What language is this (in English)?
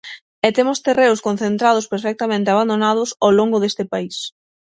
Galician